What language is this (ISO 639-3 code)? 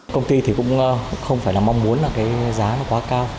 vie